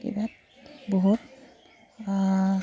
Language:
Assamese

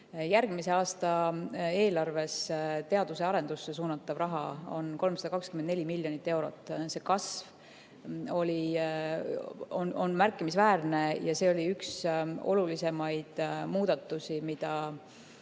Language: Estonian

